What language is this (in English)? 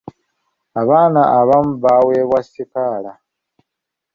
Ganda